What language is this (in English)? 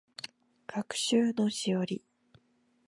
Japanese